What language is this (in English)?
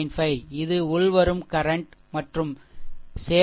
Tamil